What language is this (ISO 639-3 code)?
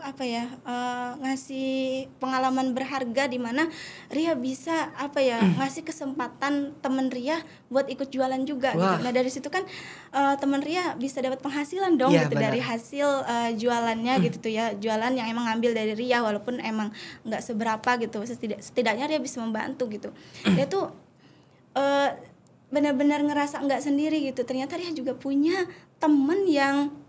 ind